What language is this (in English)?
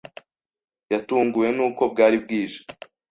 Kinyarwanda